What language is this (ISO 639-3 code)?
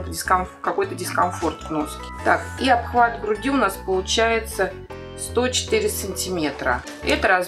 rus